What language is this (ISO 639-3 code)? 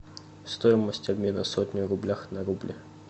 rus